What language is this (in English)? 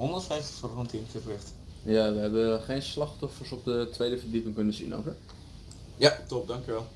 Dutch